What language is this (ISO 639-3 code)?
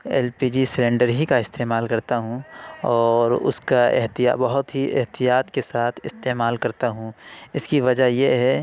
urd